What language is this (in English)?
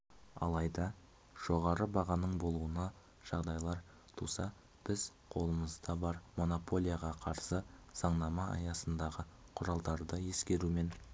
Kazakh